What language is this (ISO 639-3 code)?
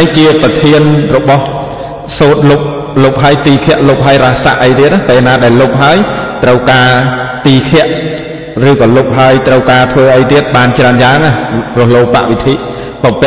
vie